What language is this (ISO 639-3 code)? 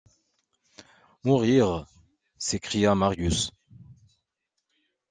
fra